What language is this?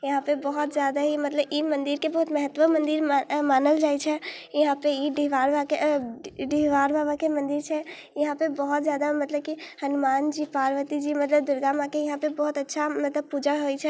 Maithili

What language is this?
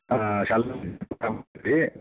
Kannada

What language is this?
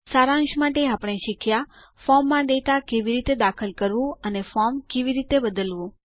Gujarati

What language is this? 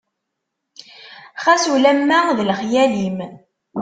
Kabyle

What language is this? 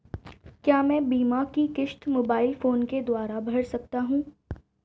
Hindi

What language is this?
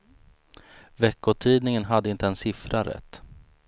Swedish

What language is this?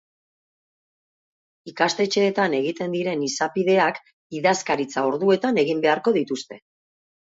Basque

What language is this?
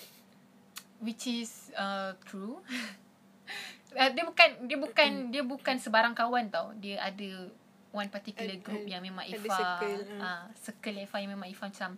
Malay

